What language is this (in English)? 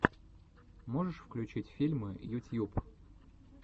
Russian